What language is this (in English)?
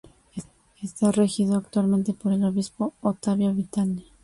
Spanish